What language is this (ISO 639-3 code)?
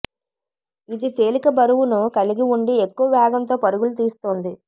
tel